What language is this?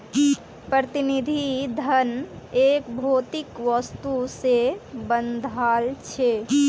Magahi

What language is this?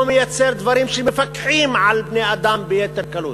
Hebrew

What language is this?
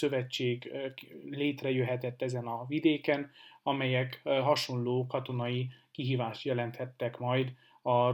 Hungarian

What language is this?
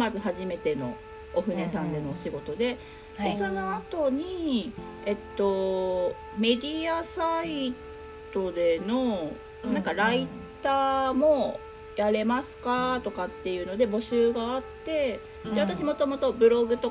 Japanese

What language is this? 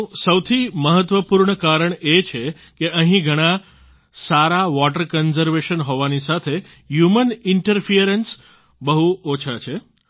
Gujarati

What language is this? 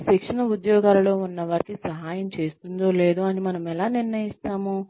Telugu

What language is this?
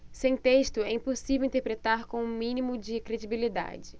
Portuguese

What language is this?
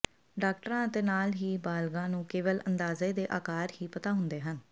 Punjabi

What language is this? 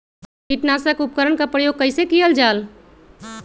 Magahi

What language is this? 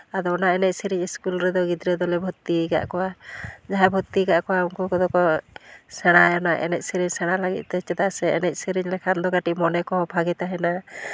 Santali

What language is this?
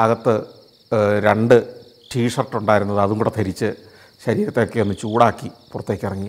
Malayalam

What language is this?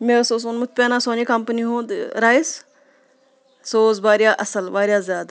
Kashmiri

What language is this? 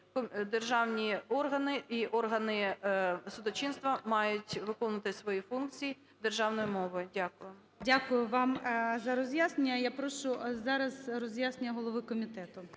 Ukrainian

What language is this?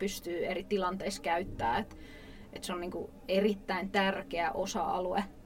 Finnish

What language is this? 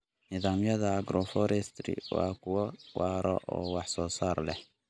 Somali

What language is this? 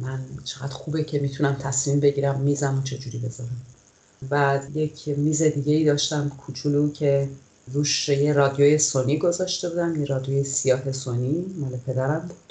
Persian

